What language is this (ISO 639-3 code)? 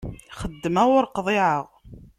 kab